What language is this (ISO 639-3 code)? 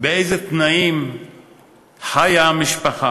heb